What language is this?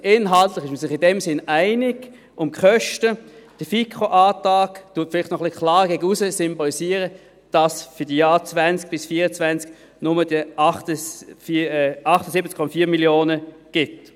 Swiss German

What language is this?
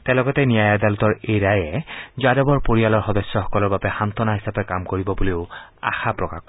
Assamese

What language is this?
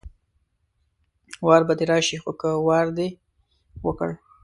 Pashto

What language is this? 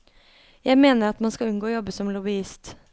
Norwegian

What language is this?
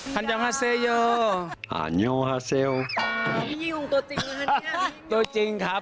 Thai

